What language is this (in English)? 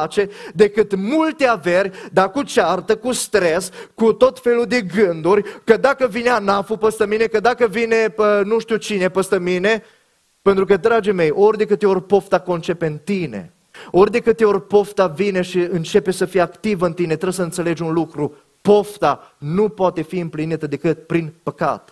Romanian